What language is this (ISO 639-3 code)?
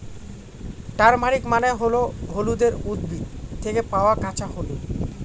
ben